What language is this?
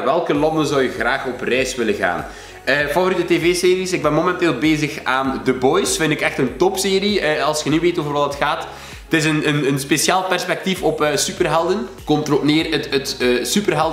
Dutch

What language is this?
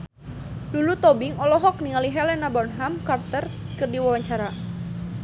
Sundanese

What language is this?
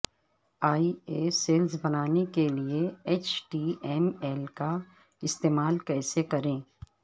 Urdu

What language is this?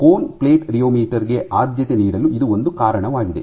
Kannada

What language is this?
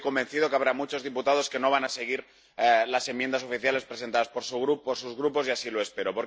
Spanish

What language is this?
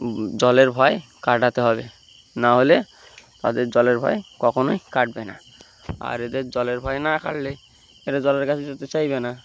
Bangla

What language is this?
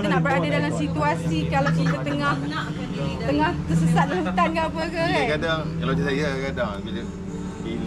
Malay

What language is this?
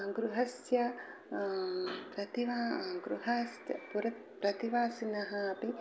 Sanskrit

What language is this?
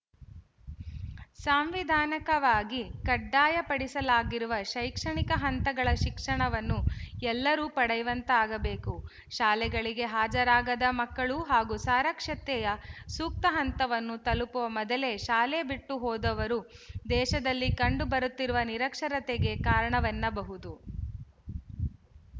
Kannada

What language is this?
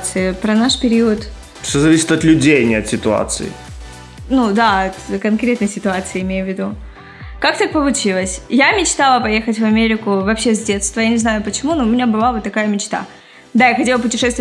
Russian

